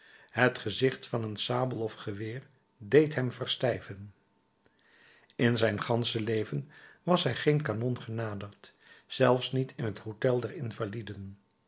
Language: Dutch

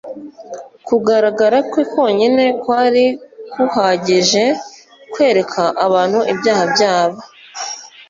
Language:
Kinyarwanda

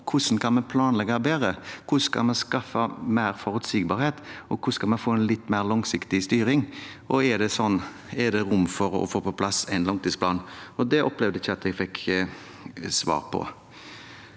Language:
Norwegian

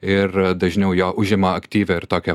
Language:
Lithuanian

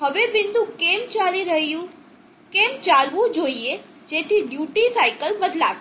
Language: Gujarati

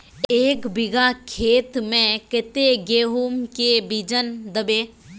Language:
Magahi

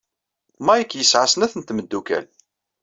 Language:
Kabyle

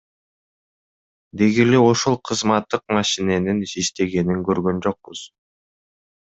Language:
Kyrgyz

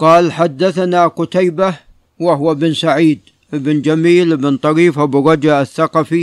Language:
Arabic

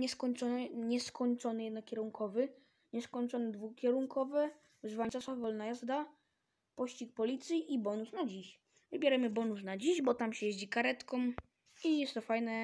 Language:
Polish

